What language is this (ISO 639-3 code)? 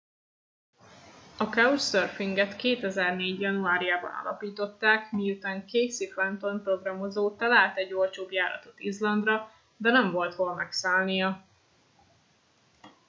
hun